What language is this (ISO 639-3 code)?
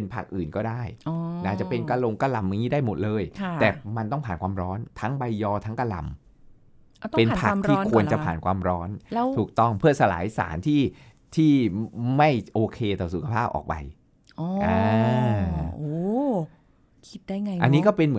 tha